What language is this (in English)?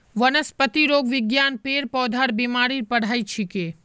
Magahi